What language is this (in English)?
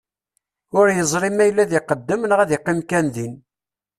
Kabyle